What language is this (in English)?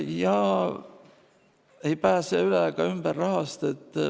Estonian